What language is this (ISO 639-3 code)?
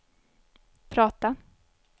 swe